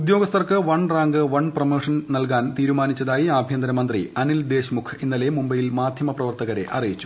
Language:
Malayalam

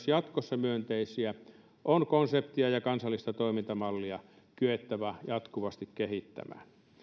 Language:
Finnish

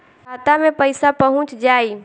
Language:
Bhojpuri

